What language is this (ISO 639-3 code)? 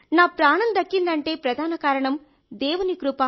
tel